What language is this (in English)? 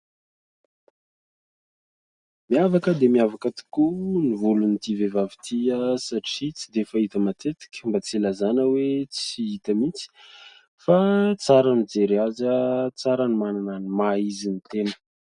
Malagasy